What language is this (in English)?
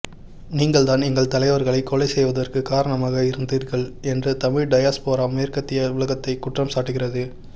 Tamil